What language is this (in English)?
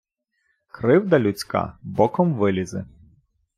Ukrainian